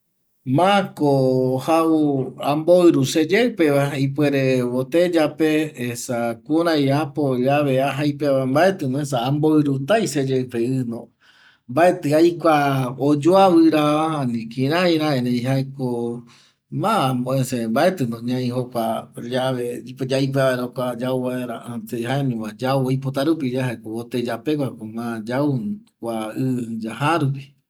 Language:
Eastern Bolivian Guaraní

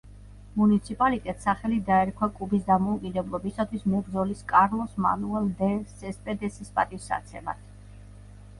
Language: Georgian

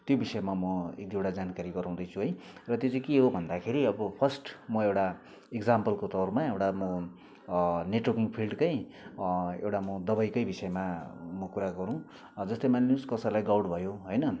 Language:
Nepali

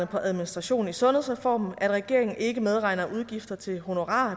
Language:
Danish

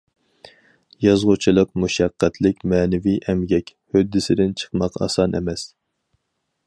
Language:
Uyghur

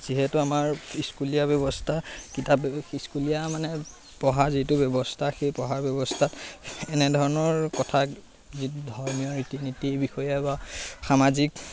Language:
Assamese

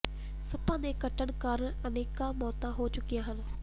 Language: Punjabi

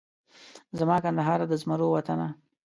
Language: Pashto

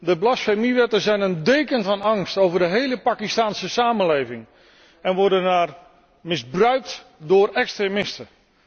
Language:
Dutch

